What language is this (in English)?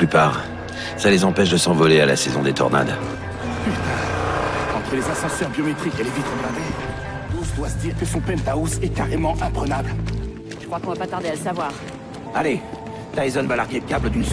French